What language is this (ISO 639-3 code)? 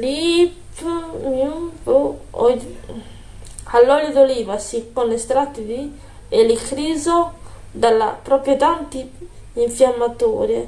ita